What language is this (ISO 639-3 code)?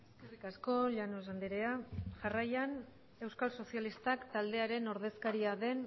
eus